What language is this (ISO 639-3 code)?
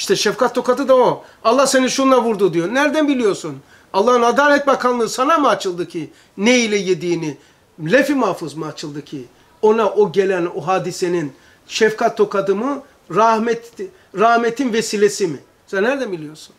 tur